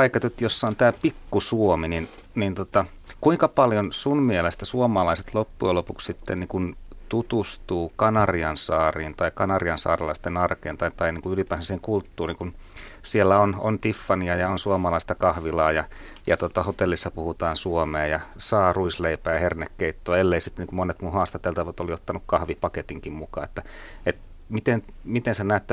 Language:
Finnish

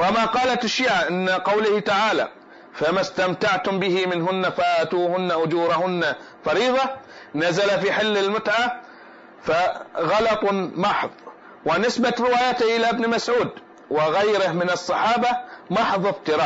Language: Arabic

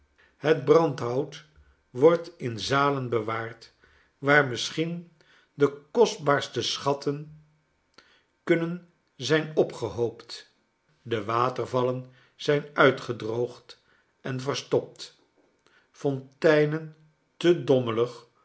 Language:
Dutch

